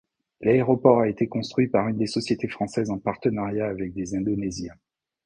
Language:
French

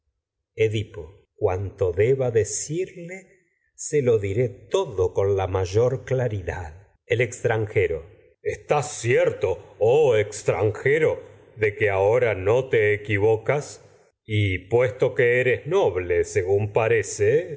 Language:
Spanish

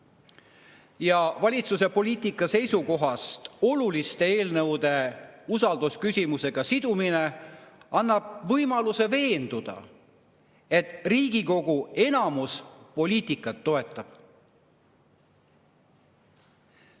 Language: Estonian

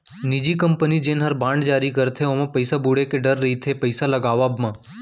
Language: Chhattisgarhi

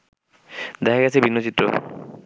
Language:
Bangla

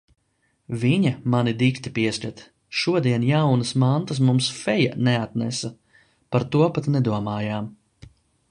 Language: Latvian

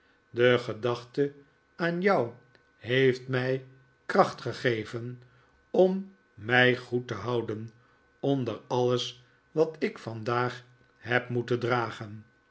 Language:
Dutch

